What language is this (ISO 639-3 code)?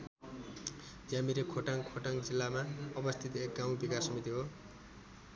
nep